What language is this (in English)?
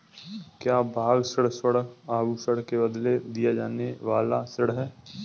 Hindi